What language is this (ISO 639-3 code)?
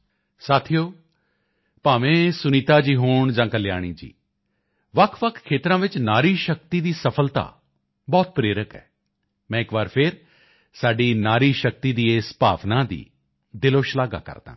pan